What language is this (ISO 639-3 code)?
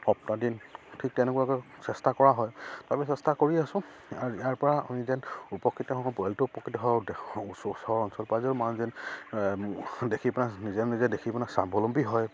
asm